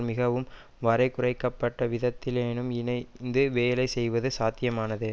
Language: Tamil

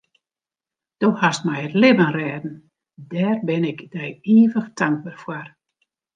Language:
Western Frisian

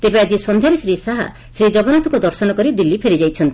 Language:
Odia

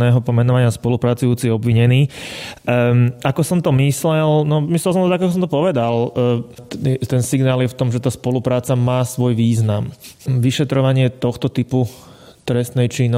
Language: Slovak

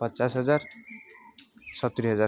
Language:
Odia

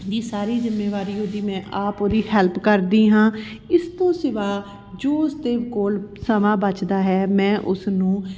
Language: Punjabi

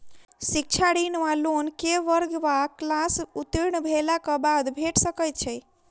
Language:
Maithili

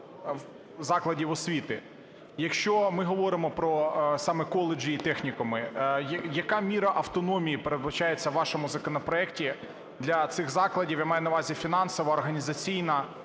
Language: Ukrainian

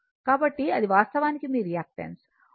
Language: Telugu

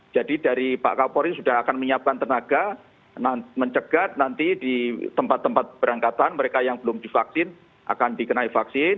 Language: Indonesian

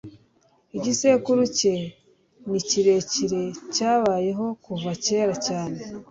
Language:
Kinyarwanda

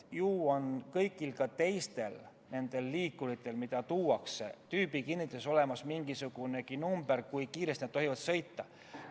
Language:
Estonian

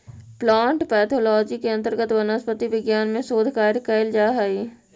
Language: Magahi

